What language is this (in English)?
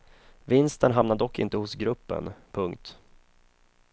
Swedish